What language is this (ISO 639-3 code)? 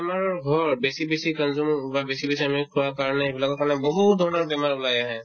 asm